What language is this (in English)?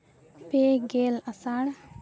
Santali